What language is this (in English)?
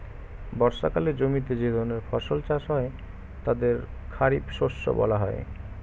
Bangla